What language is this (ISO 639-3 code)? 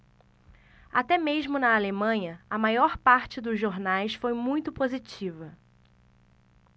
por